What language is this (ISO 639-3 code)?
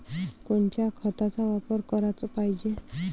mar